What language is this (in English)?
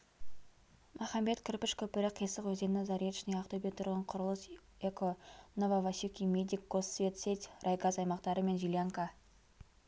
Kazakh